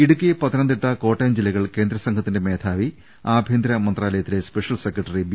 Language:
Malayalam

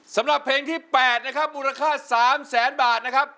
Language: Thai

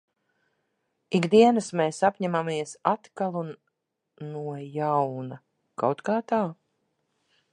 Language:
Latvian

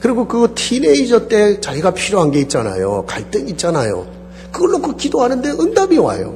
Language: Korean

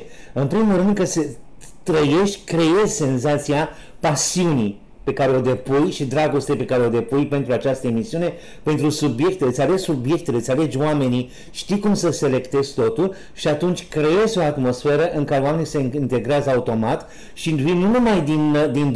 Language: Romanian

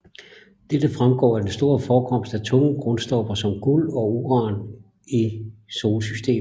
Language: Danish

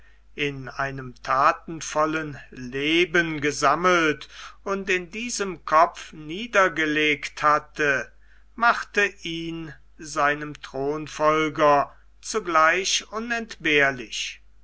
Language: German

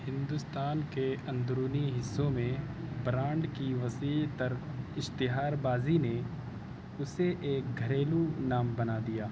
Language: Urdu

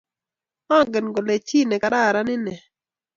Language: Kalenjin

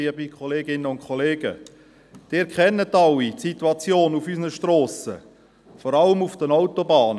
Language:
Swiss German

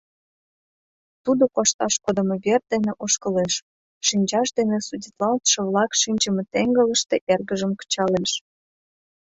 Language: Mari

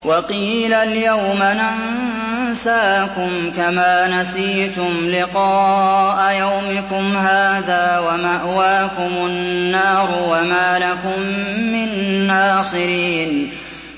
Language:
Arabic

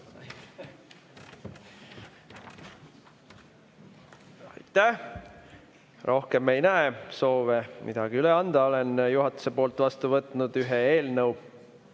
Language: Estonian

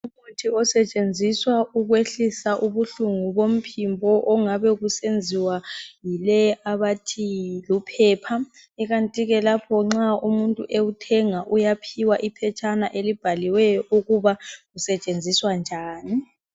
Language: North Ndebele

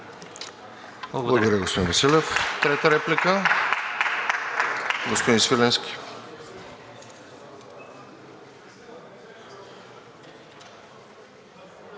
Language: Bulgarian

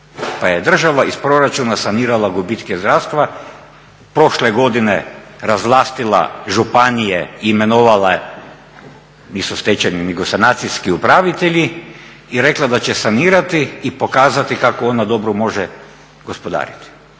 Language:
Croatian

